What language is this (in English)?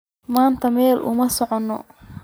Somali